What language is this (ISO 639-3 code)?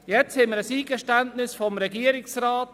gsw